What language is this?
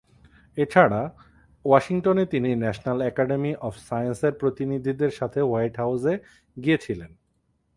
Bangla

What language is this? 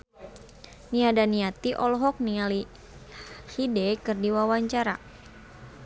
Sundanese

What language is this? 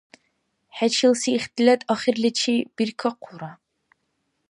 Dargwa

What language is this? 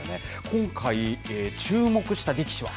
Japanese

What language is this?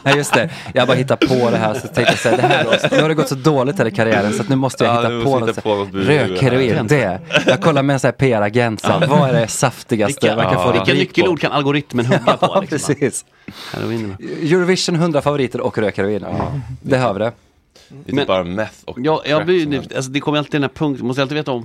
Swedish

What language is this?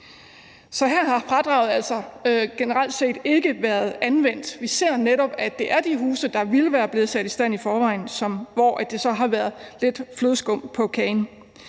Danish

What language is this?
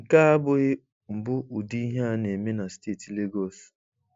Igbo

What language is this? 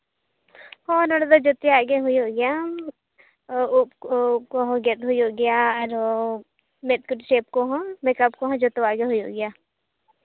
Santali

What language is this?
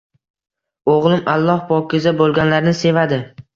Uzbek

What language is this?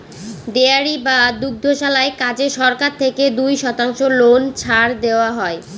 Bangla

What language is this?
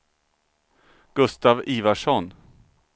Swedish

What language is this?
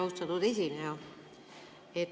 Estonian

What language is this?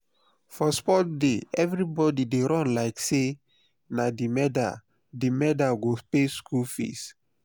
Nigerian Pidgin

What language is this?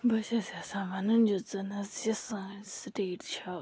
Kashmiri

